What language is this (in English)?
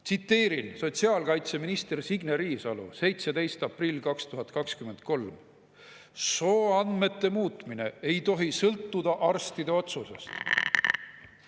Estonian